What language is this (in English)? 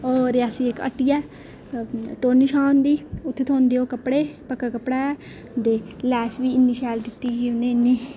Dogri